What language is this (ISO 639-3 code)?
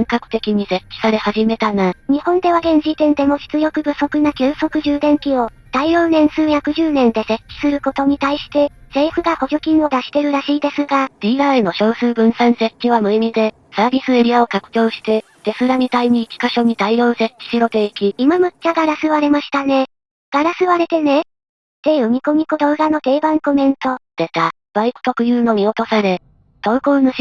jpn